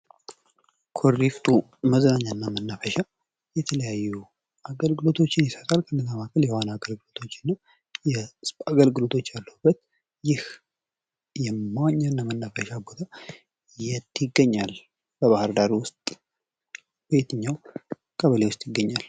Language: Amharic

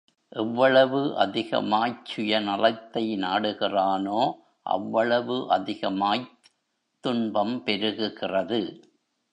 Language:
Tamil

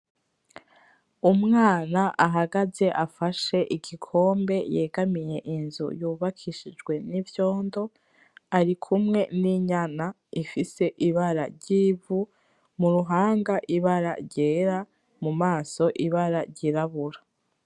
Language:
Rundi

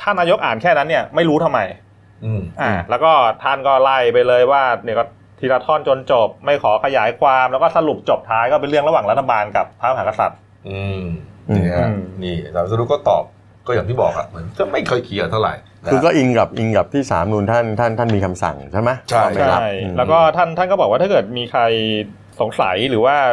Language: Thai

